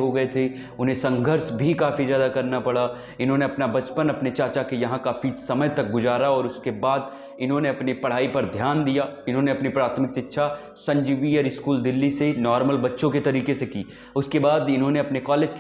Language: Hindi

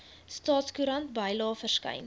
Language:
Afrikaans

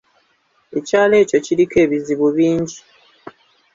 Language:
Ganda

